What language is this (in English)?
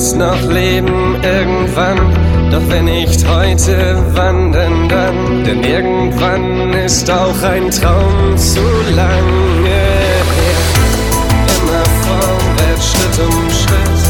Greek